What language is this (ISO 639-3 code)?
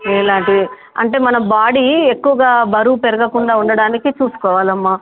tel